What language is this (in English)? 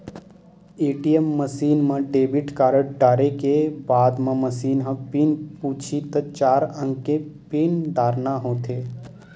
Chhattisgarhi